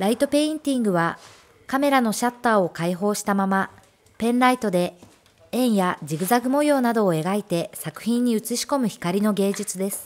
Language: Japanese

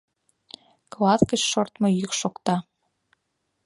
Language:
Mari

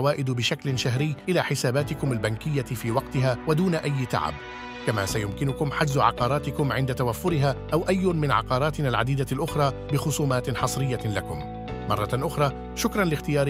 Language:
Arabic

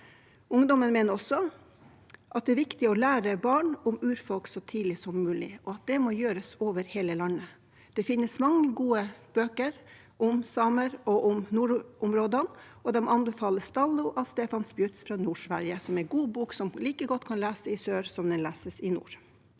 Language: Norwegian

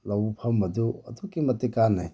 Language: Manipuri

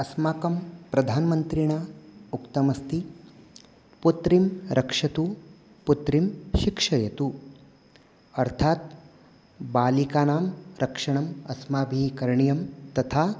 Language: Sanskrit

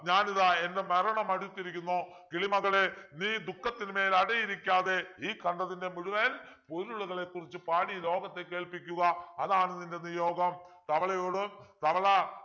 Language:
Malayalam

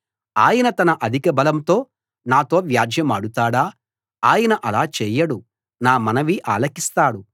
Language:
Telugu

